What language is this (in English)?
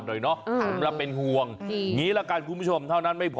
Thai